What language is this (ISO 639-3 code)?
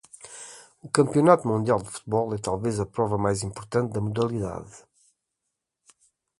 por